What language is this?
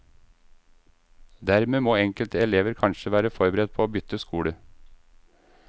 Norwegian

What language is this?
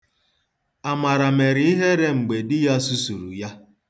Igbo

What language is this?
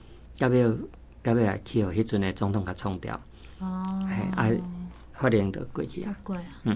Chinese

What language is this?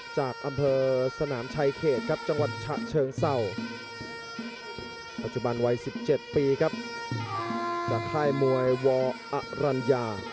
Thai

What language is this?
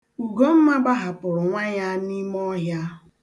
Igbo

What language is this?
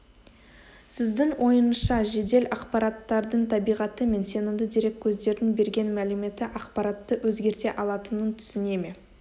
Kazakh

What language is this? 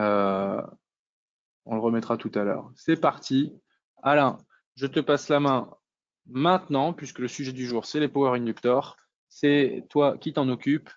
French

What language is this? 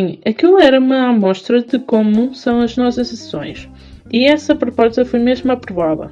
Portuguese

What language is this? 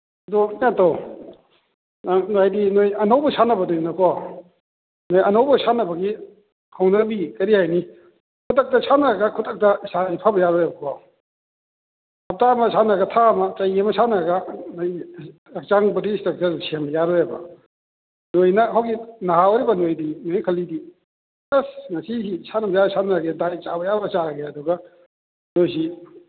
Manipuri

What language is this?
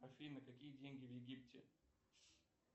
Russian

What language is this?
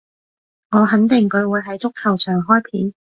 Cantonese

